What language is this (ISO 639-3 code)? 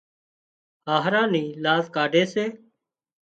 kxp